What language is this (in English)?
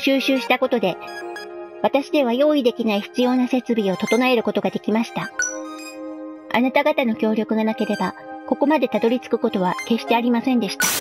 Japanese